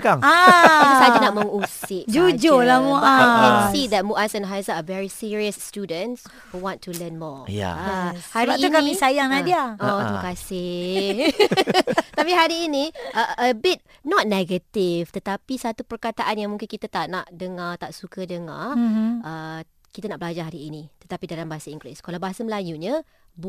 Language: Malay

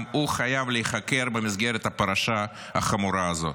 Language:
Hebrew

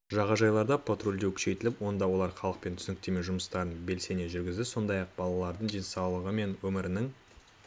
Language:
Kazakh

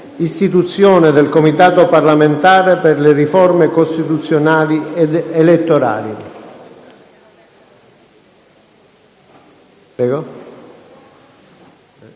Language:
Italian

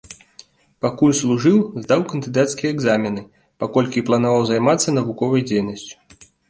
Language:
Belarusian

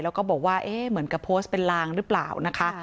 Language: Thai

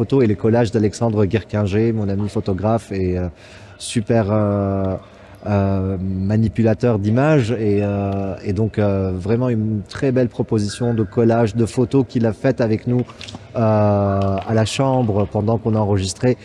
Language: French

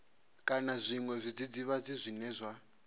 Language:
Venda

